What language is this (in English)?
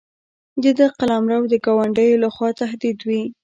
Pashto